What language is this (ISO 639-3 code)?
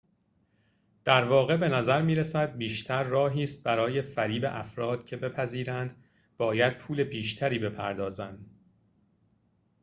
fas